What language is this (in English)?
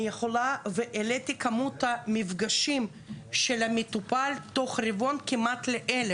Hebrew